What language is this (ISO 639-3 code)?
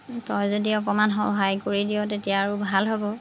asm